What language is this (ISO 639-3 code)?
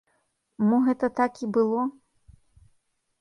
bel